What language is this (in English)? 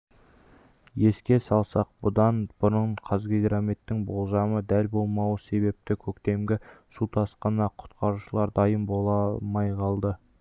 Kazakh